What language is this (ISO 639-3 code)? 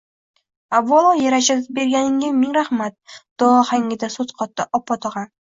uzb